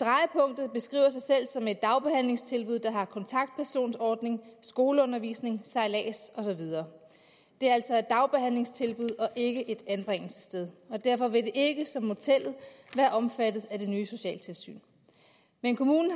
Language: Danish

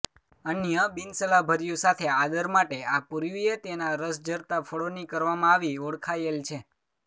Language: Gujarati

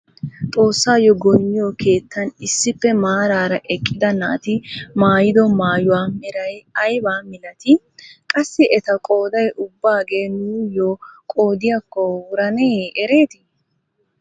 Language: Wolaytta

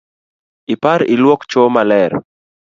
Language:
Luo (Kenya and Tanzania)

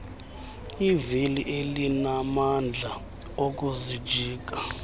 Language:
Xhosa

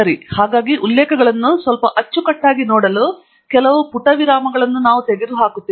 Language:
Kannada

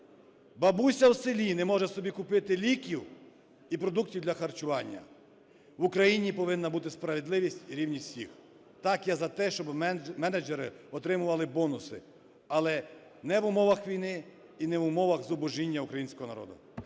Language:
Ukrainian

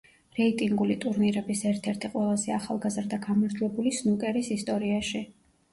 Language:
Georgian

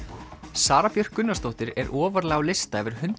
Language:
Icelandic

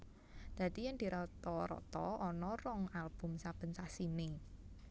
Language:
Javanese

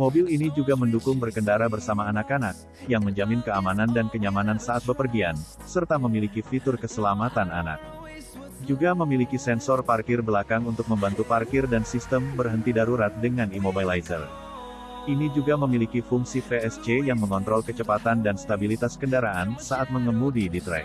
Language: Indonesian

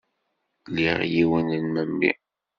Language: Kabyle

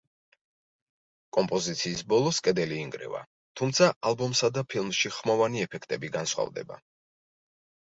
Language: Georgian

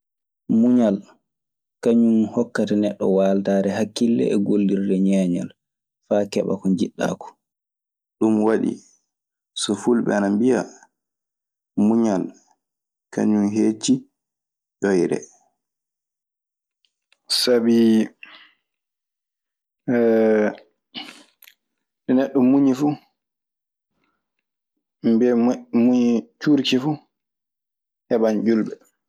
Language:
Maasina Fulfulde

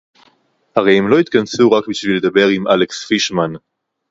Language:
Hebrew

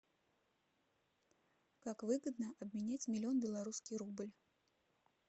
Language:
Russian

